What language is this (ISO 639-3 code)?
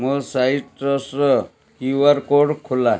ori